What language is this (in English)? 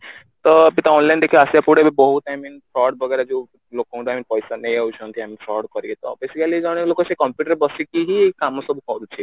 Odia